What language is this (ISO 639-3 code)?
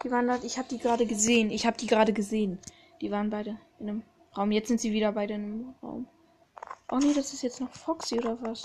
deu